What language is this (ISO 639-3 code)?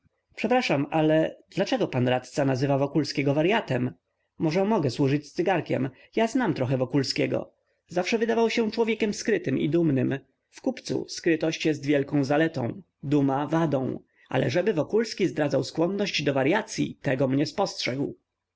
pol